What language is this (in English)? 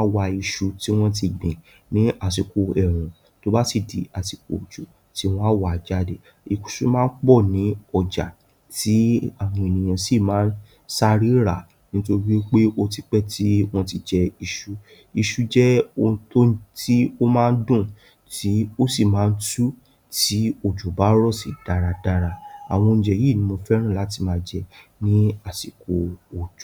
Yoruba